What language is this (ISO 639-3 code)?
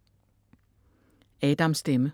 dan